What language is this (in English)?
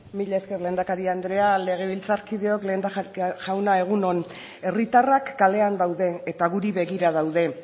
Basque